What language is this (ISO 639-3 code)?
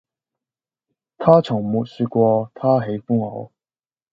yue